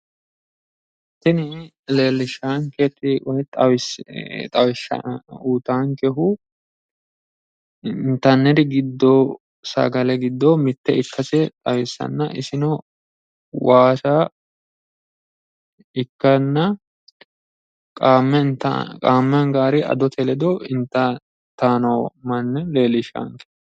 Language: Sidamo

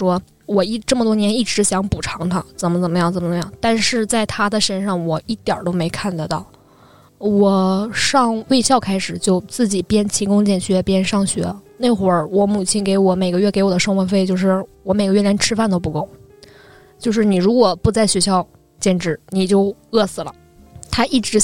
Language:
Chinese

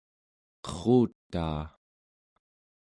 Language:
Central Yupik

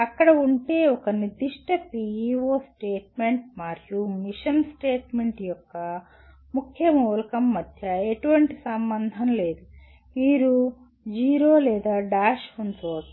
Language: Telugu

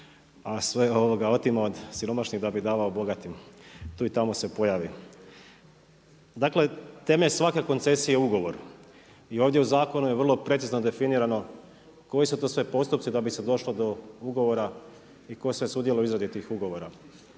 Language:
Croatian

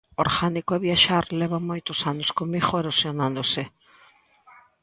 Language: Galician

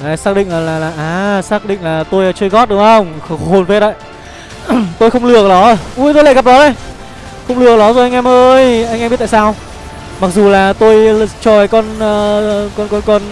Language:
Vietnamese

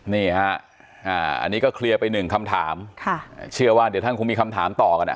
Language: Thai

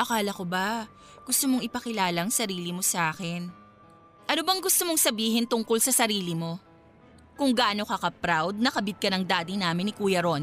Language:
Filipino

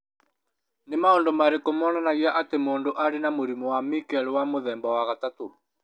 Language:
Kikuyu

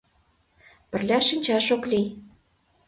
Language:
Mari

